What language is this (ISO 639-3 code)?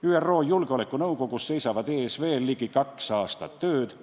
est